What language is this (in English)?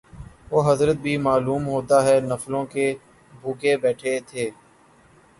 Urdu